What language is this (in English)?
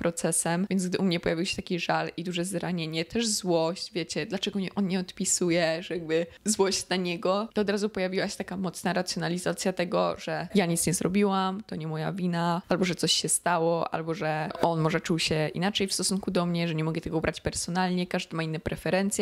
Polish